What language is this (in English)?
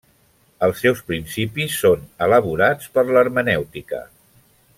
Catalan